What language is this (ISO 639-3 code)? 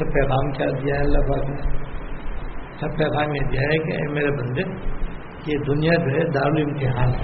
urd